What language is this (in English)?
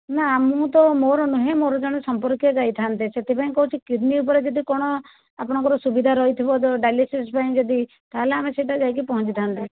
Odia